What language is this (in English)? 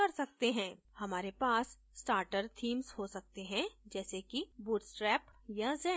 Hindi